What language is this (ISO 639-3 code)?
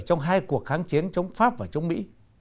vie